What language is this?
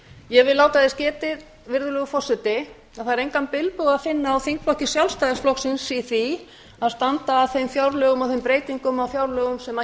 Icelandic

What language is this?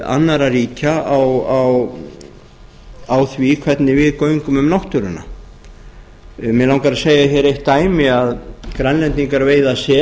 Icelandic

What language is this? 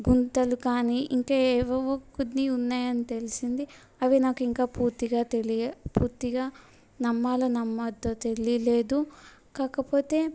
Telugu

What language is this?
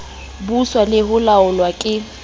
Southern Sotho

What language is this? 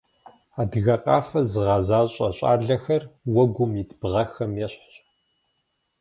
Kabardian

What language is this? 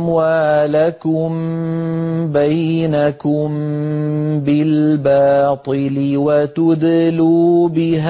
Arabic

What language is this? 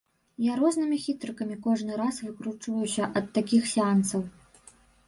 Belarusian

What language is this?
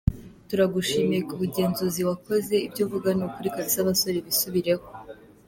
Kinyarwanda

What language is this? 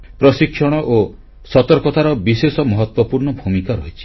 Odia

